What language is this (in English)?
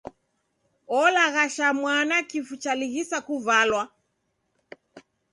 Taita